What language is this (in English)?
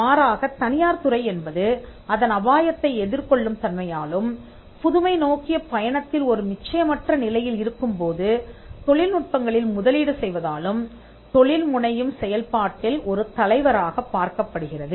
Tamil